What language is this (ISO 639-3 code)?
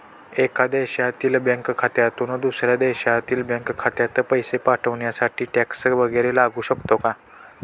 mar